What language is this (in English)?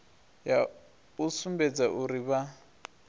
Venda